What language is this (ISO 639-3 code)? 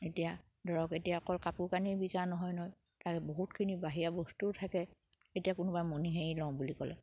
asm